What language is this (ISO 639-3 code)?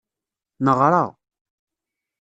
kab